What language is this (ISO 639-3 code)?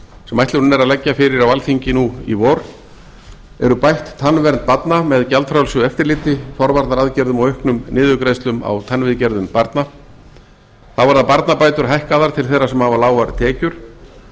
isl